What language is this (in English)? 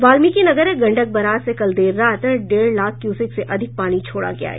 Hindi